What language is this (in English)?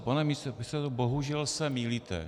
Czech